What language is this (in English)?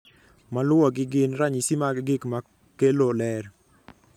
Luo (Kenya and Tanzania)